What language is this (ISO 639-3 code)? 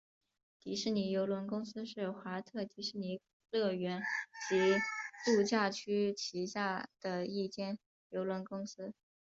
zho